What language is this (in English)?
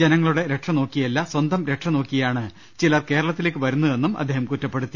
Malayalam